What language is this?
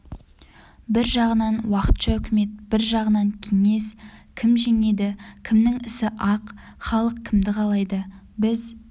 Kazakh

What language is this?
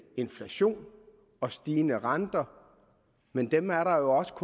Danish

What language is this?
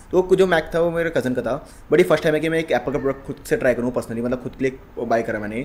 Hindi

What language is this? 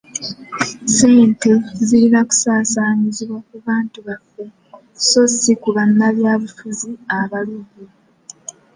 Ganda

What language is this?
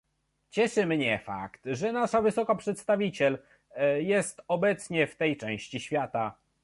Polish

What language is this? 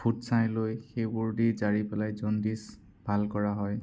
Assamese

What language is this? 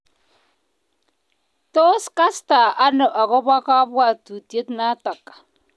Kalenjin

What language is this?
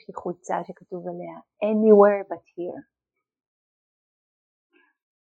Hebrew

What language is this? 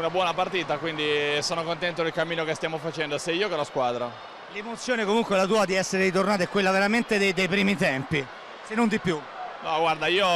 Italian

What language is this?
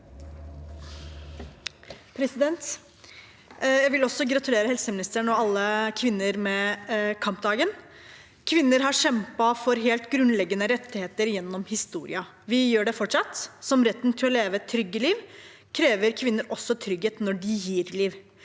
Norwegian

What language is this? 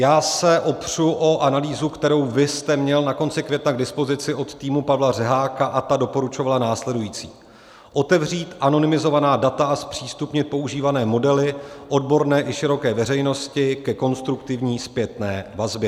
Czech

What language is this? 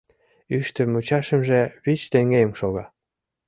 Mari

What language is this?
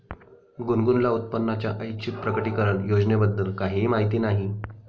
Marathi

